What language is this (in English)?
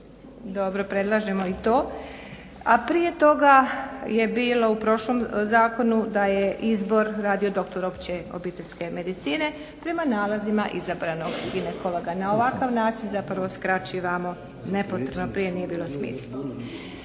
Croatian